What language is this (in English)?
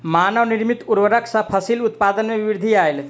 Maithili